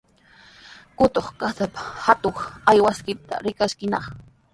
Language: Sihuas Ancash Quechua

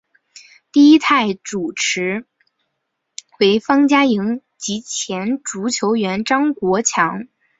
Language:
Chinese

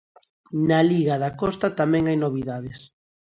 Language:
Galician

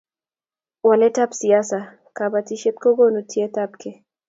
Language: Kalenjin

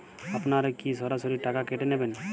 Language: Bangla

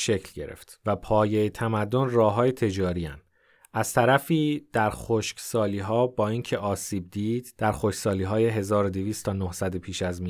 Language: Persian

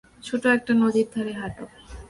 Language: Bangla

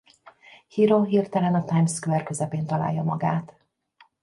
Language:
Hungarian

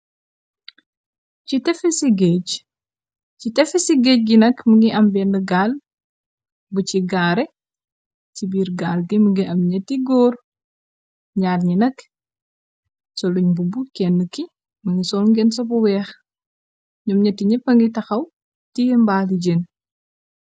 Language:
Wolof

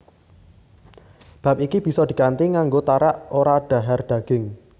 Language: Javanese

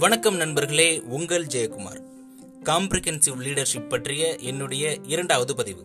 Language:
Tamil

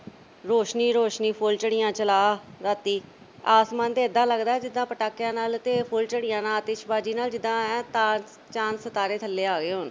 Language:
Punjabi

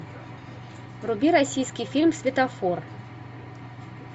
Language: Russian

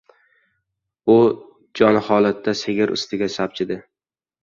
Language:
Uzbek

